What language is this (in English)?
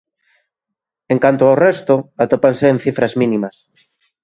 Galician